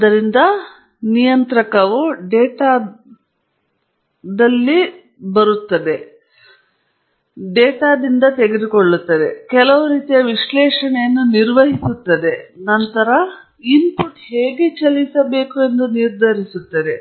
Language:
Kannada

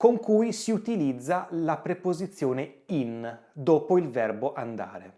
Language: Italian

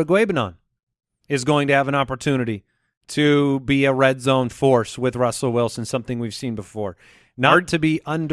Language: English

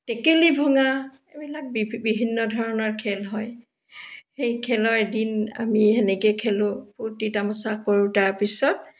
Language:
Assamese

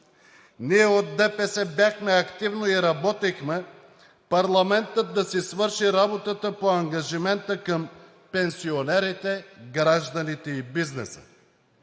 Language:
Bulgarian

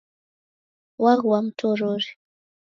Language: Taita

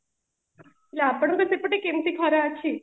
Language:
Odia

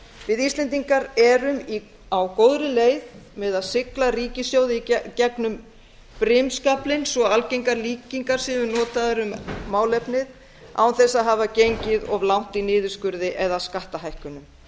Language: Icelandic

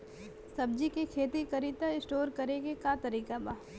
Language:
Bhojpuri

